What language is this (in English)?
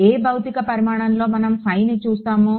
Telugu